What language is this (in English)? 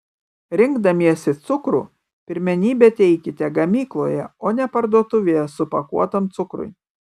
Lithuanian